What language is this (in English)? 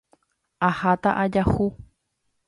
Guarani